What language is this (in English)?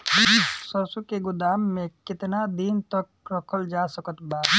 Bhojpuri